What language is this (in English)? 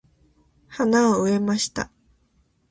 Japanese